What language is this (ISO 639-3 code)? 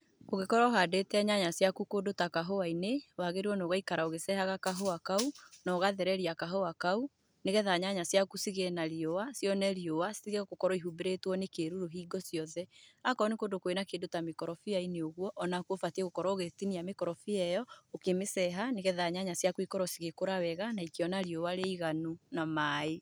kik